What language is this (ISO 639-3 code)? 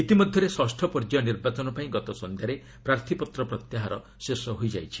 ori